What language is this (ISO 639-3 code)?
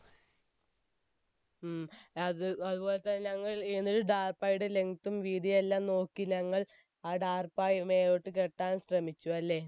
mal